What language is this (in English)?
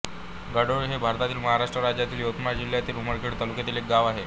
Marathi